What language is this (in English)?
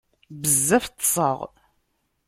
Kabyle